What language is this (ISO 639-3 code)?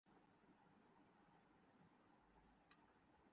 urd